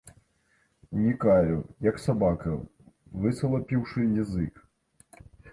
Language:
Belarusian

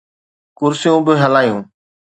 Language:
Sindhi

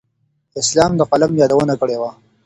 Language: Pashto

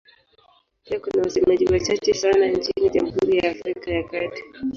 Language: Swahili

